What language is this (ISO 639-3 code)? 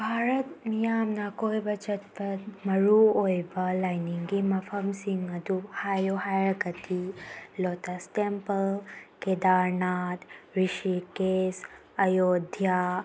mni